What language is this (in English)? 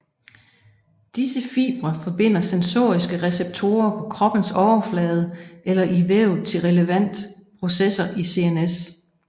Danish